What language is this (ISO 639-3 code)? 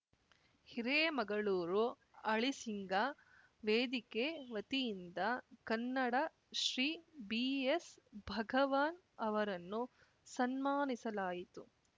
kan